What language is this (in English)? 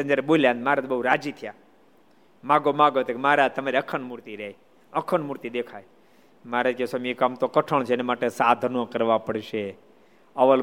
Gujarati